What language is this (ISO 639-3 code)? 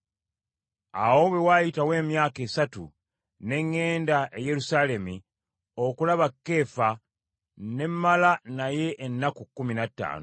lug